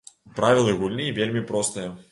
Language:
Belarusian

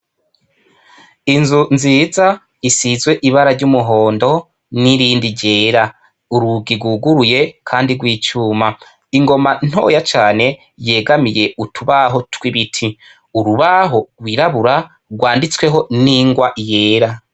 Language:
Rundi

